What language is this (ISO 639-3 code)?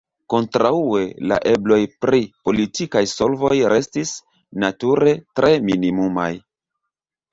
epo